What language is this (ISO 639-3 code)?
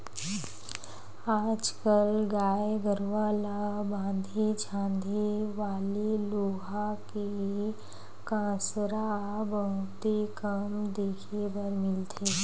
hne